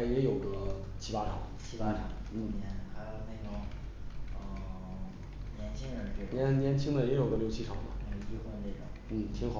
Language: Chinese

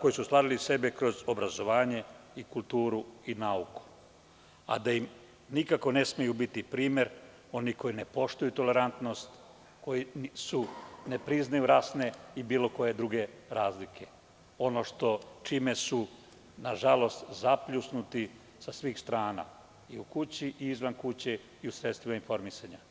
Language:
Serbian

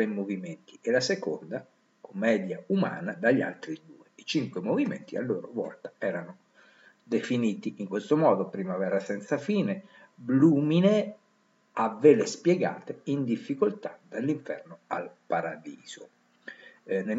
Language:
Italian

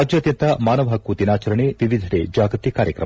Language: Kannada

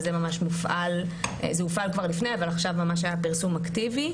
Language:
Hebrew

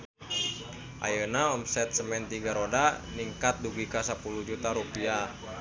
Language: Sundanese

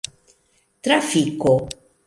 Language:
Esperanto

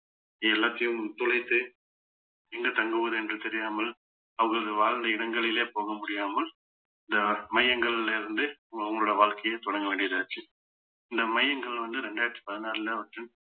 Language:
Tamil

